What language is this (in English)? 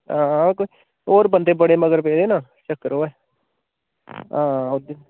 Dogri